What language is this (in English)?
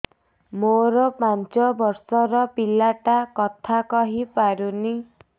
Odia